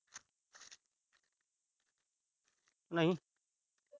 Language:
Punjabi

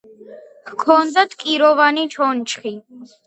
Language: Georgian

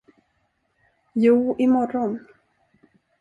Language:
Swedish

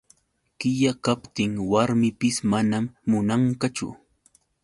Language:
Yauyos Quechua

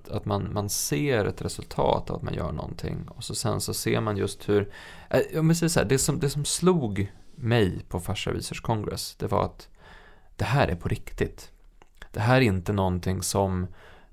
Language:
Swedish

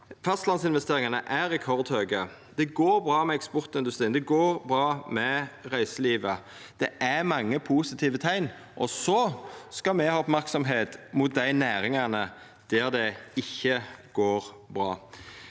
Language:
Norwegian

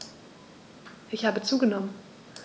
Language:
German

